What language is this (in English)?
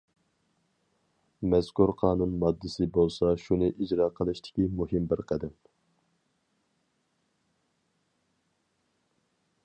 Uyghur